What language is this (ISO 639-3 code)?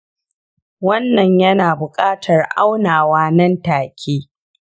hau